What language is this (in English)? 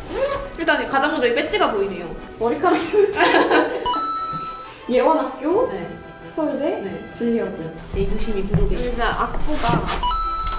Korean